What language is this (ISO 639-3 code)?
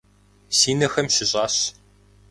kbd